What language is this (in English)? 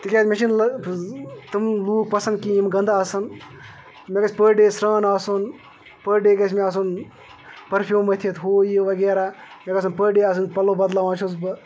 Kashmiri